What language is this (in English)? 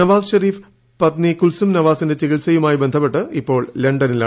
Malayalam